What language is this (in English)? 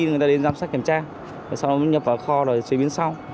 Vietnamese